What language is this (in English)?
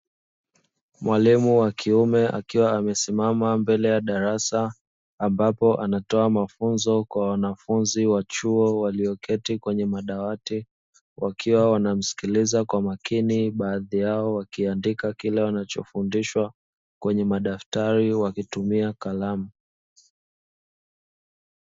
Swahili